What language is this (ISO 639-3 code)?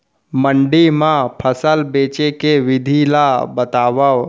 hne